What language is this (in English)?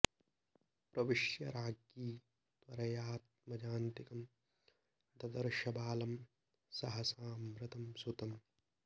Sanskrit